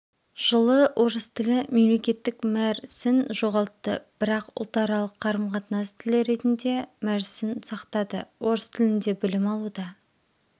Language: Kazakh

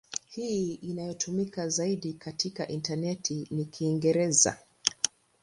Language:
Swahili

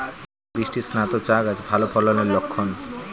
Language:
Bangla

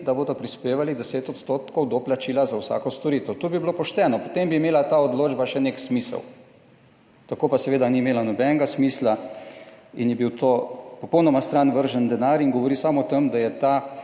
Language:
Slovenian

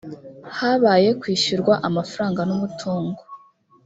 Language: Kinyarwanda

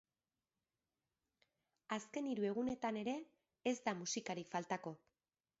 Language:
Basque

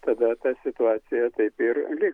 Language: Lithuanian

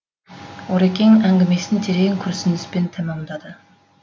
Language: Kazakh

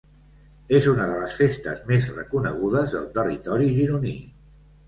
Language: Catalan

